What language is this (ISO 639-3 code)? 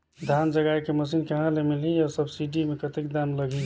hne